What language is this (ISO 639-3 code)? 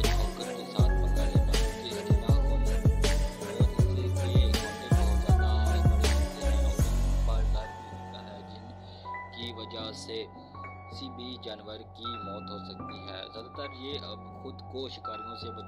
hin